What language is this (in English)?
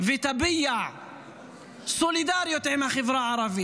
Hebrew